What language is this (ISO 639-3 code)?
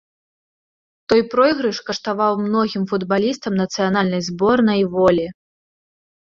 bel